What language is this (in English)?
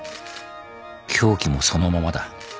Japanese